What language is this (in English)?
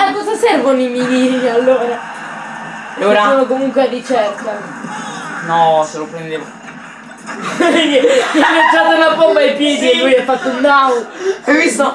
Italian